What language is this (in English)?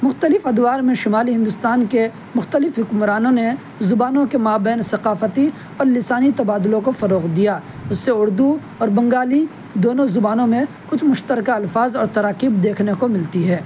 Urdu